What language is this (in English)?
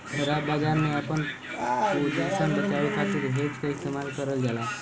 Bhojpuri